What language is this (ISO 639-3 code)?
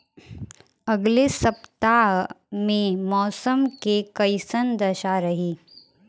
bho